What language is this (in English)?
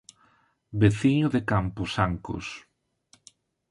Galician